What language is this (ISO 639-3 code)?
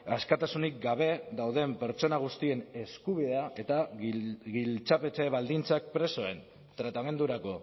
eus